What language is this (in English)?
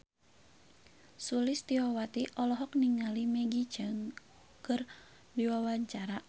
Sundanese